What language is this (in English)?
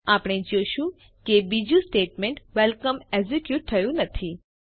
Gujarati